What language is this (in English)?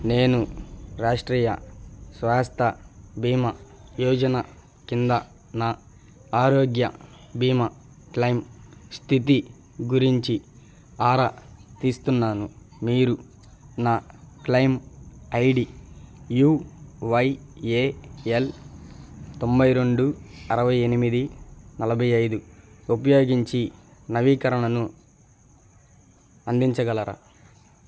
Telugu